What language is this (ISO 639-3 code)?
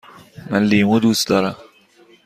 fas